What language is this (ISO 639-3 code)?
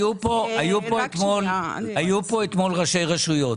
heb